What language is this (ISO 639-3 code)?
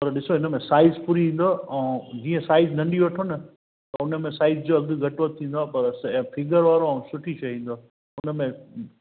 snd